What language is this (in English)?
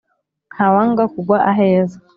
Kinyarwanda